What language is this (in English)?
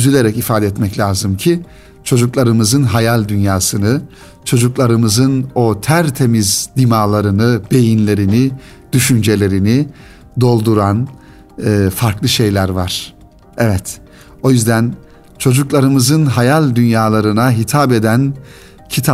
Turkish